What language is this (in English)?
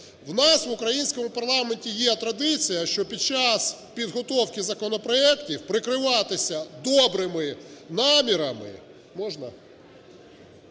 Ukrainian